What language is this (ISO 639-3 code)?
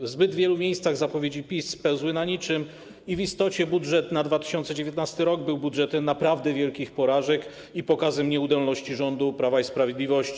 pol